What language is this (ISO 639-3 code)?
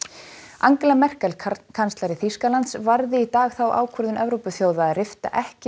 isl